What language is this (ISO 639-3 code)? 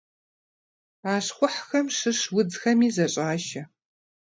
kbd